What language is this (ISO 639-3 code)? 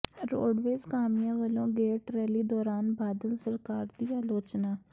pan